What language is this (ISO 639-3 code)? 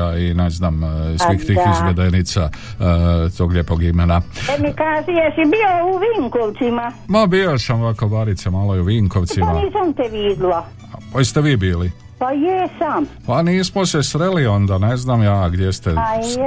hrv